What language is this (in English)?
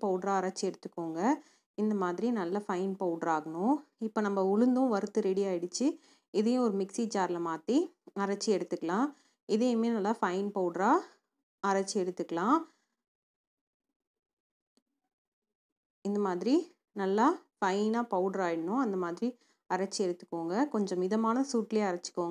Hindi